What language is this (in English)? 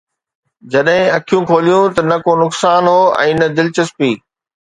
Sindhi